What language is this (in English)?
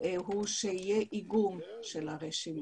Hebrew